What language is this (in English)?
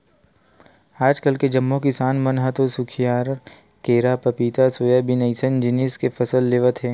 Chhattisgarhi